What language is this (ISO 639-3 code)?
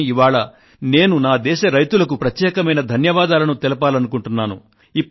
tel